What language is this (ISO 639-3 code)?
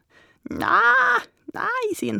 nor